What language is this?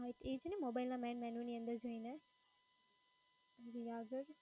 Gujarati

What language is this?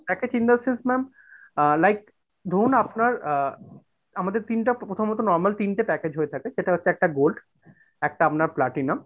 Bangla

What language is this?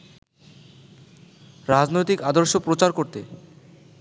Bangla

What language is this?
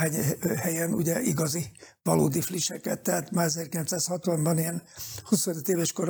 Hungarian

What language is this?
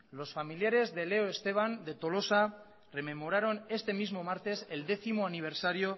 Spanish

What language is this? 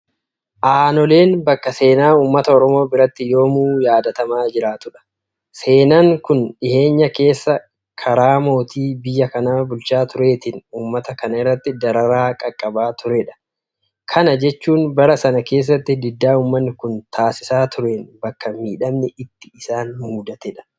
Oromo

